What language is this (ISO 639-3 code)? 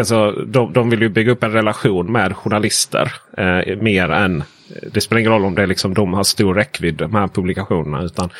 swe